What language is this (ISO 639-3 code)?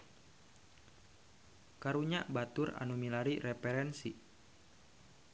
sun